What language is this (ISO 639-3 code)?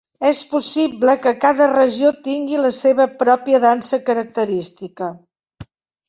cat